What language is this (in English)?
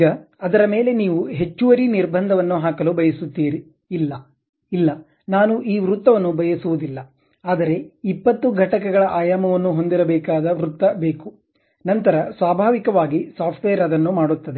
Kannada